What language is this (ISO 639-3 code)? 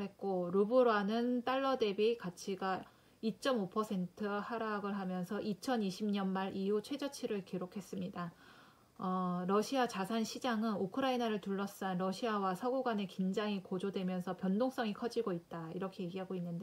kor